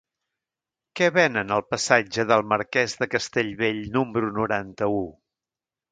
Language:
Catalan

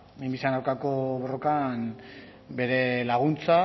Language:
Basque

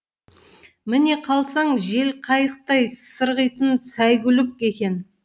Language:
Kazakh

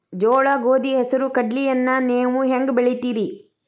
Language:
Kannada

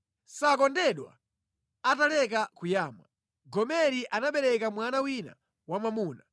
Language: Nyanja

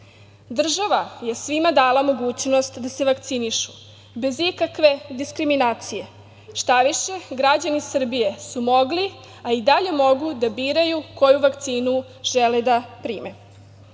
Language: Serbian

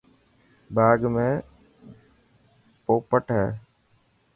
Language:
Dhatki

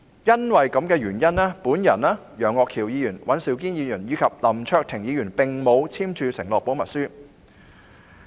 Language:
Cantonese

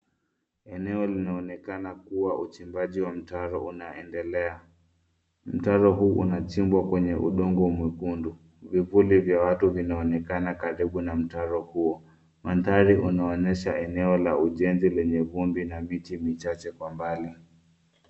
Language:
Swahili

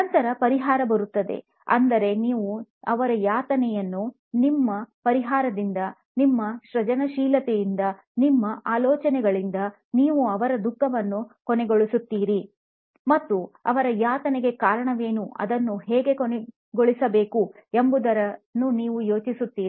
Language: Kannada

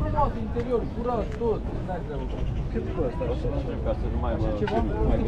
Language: Romanian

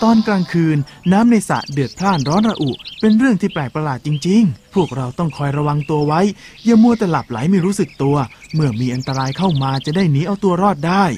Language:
Thai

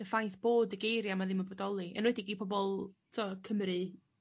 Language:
Welsh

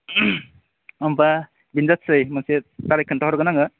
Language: Bodo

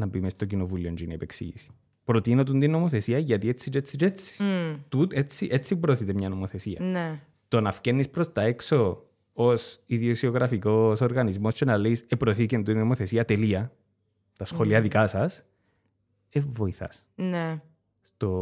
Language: Greek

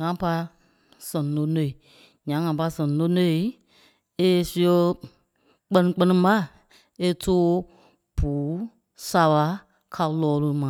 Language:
Kpelle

